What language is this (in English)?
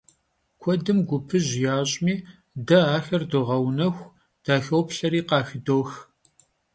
Kabardian